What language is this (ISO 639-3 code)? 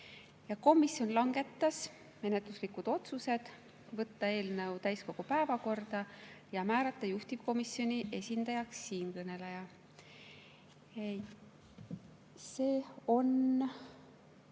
est